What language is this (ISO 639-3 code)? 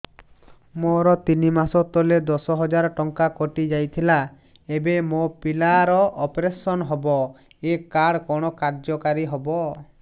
ori